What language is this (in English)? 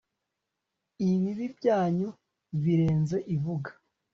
Kinyarwanda